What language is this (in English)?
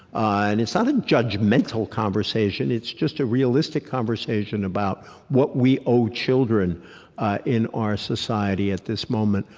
English